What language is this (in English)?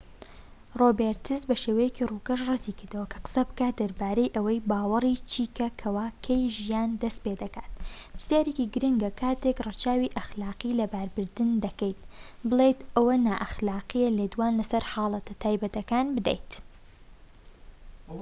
Central Kurdish